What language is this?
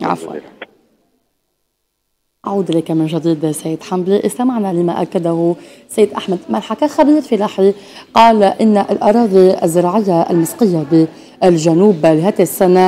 Arabic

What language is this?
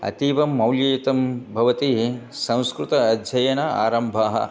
Sanskrit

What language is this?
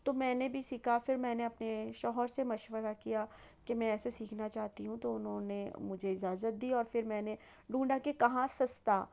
Urdu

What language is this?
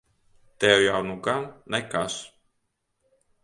Latvian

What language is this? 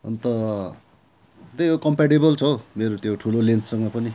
Nepali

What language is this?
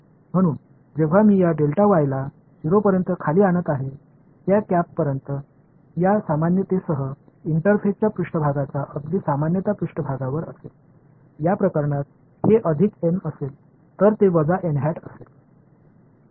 Marathi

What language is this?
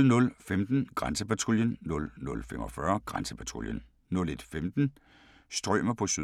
Danish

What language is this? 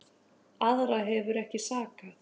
Icelandic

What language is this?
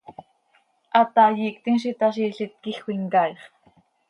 Seri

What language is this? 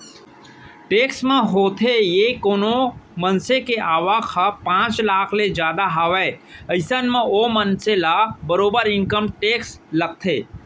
Chhattisgarhi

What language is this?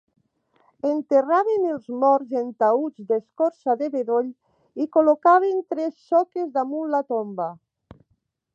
Catalan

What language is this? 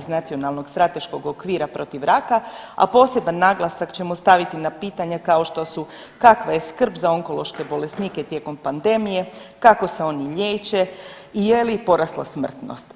Croatian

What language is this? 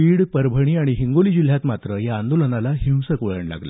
Marathi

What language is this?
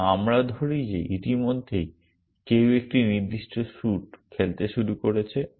Bangla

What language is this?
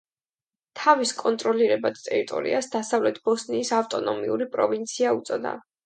Georgian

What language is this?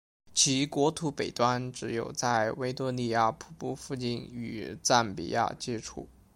Chinese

